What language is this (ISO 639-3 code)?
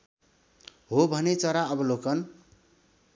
nep